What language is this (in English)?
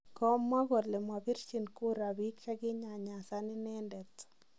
Kalenjin